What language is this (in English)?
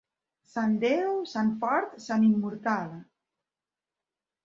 Catalan